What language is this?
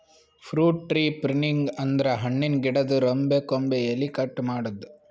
Kannada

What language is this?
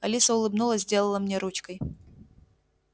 Russian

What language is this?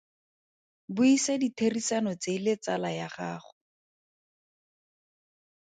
Tswana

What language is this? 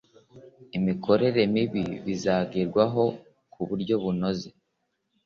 Kinyarwanda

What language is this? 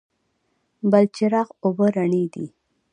Pashto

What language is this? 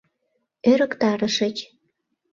Mari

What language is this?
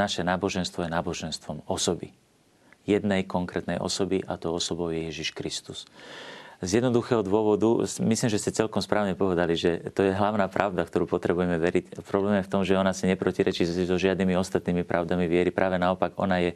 Slovak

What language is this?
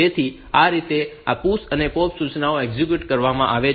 Gujarati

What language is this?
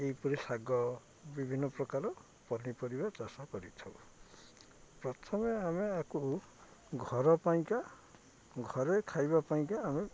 Odia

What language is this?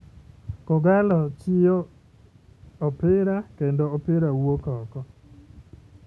Luo (Kenya and Tanzania)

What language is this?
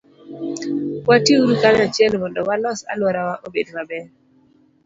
Luo (Kenya and Tanzania)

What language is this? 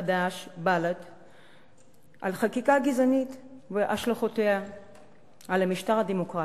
Hebrew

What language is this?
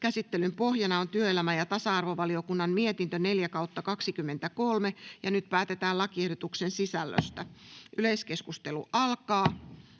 Finnish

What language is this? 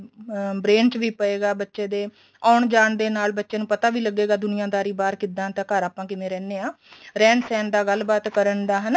Punjabi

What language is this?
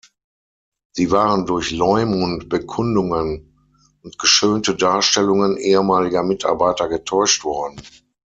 German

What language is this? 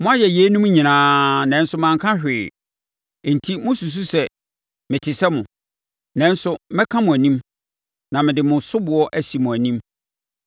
Akan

